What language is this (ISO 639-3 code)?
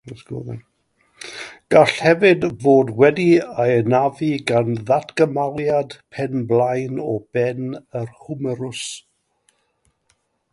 cym